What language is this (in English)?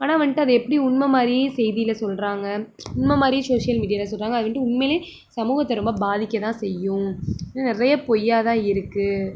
Tamil